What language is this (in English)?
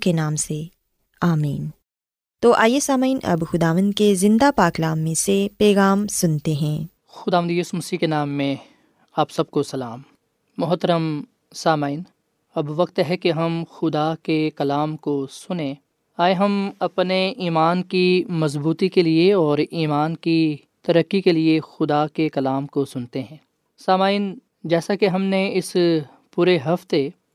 Urdu